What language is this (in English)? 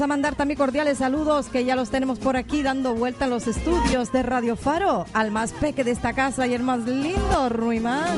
Spanish